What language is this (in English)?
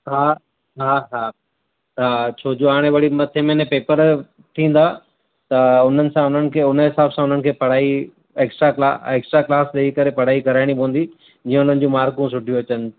Sindhi